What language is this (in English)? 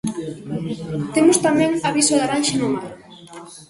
Galician